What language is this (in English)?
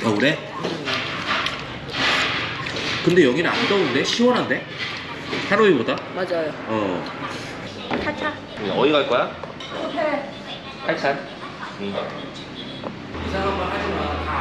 Korean